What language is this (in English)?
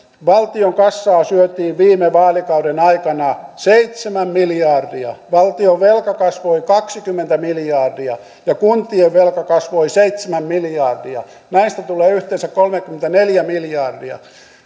Finnish